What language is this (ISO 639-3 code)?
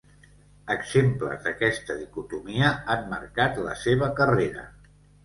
cat